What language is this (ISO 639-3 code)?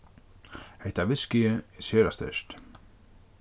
fao